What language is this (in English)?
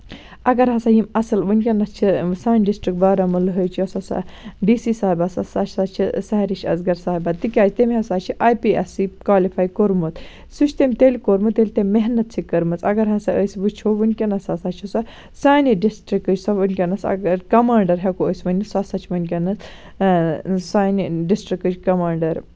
Kashmiri